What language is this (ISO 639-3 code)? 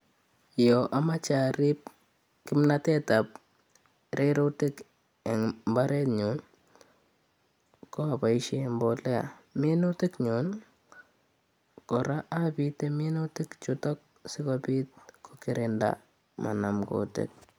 kln